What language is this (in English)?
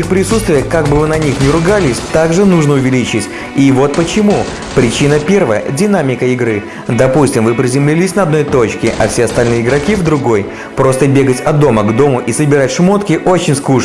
Russian